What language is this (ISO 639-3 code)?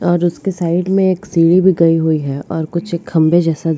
hin